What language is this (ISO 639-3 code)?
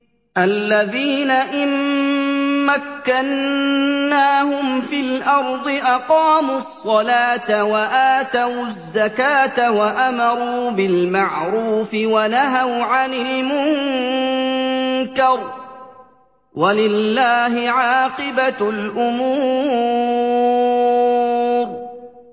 ara